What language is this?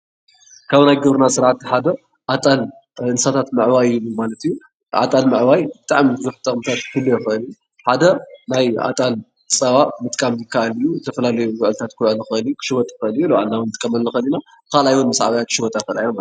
Tigrinya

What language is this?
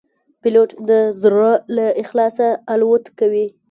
Pashto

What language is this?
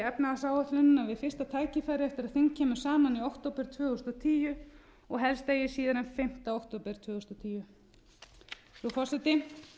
Icelandic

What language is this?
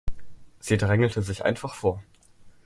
German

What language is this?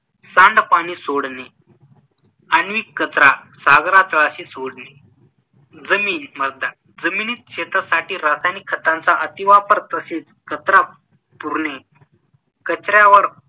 Marathi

